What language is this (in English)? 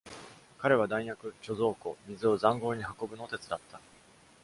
Japanese